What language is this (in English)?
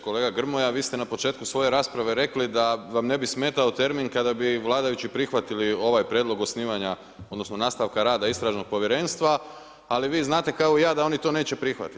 Croatian